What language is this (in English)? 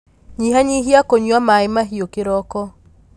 Kikuyu